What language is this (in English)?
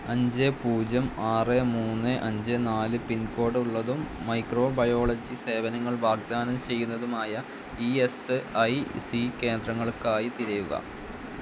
Malayalam